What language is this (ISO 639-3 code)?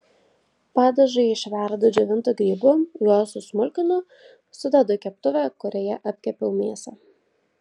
lit